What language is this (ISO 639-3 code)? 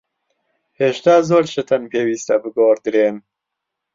ckb